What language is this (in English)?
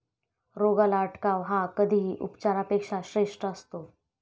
Marathi